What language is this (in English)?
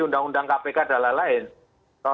Indonesian